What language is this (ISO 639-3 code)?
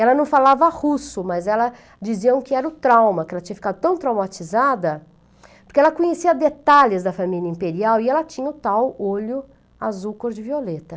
por